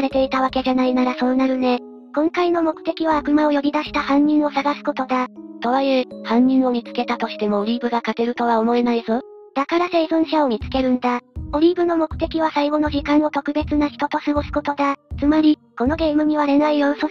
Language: Japanese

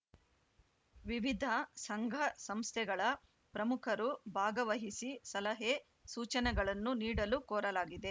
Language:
Kannada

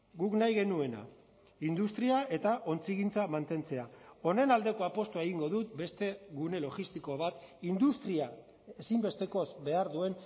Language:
Basque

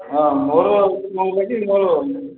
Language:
Odia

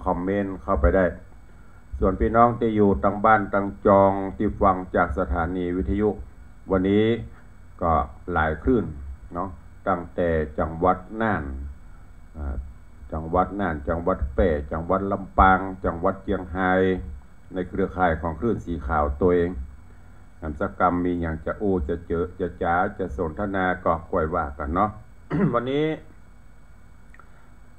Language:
Thai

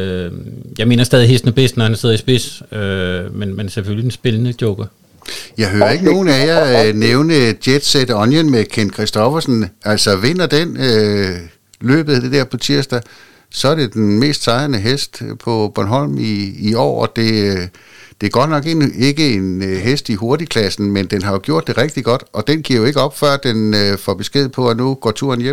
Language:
Danish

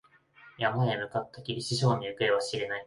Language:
Japanese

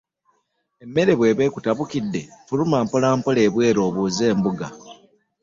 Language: Ganda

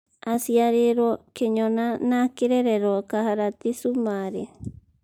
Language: Kikuyu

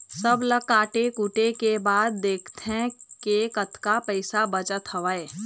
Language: Chhattisgarhi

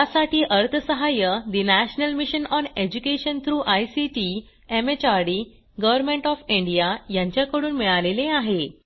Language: Marathi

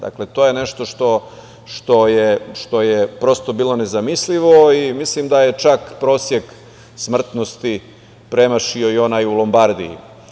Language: Serbian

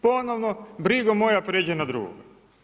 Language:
Croatian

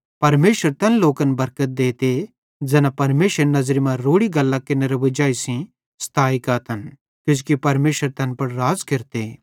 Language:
Bhadrawahi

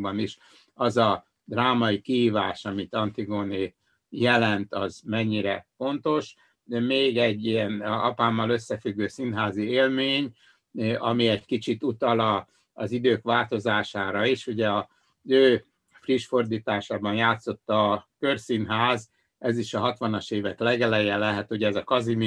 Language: Hungarian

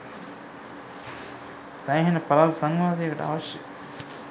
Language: Sinhala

